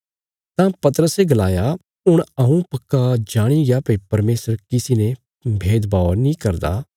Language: Bilaspuri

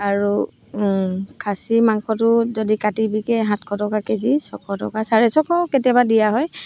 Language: Assamese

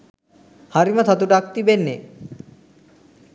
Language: Sinhala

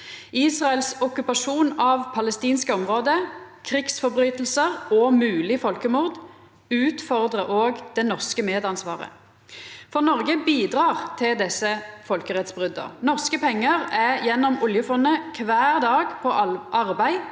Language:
Norwegian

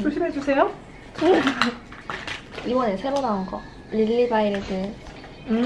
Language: Korean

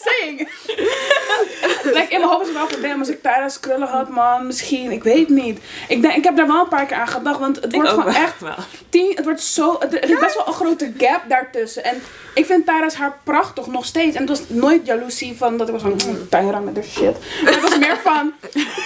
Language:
Dutch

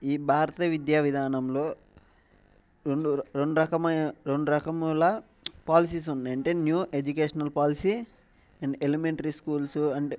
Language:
Telugu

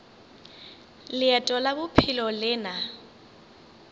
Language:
Northern Sotho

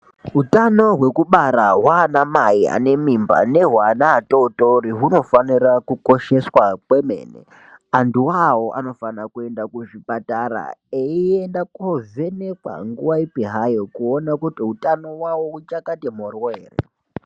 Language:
Ndau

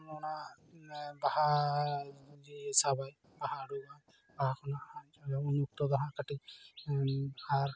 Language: Santali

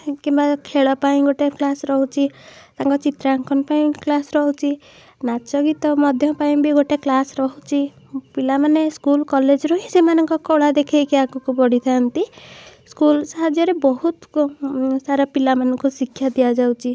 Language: Odia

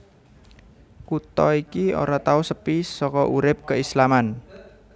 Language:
Javanese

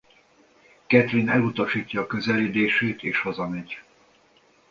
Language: Hungarian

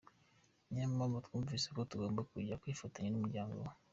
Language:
Kinyarwanda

